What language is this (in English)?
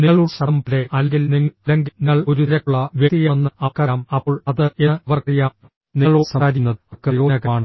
Malayalam